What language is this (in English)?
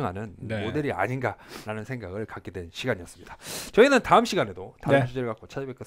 Korean